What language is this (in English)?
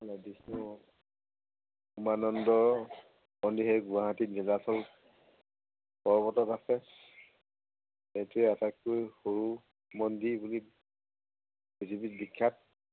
Assamese